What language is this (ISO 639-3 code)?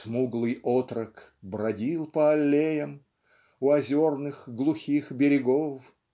rus